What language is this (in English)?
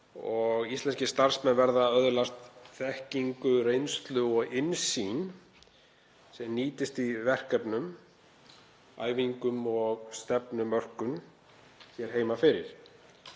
Icelandic